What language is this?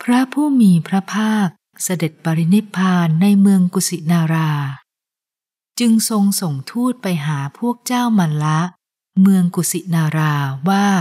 Thai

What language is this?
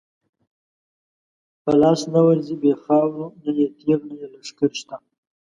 Pashto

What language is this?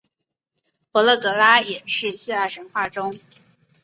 Chinese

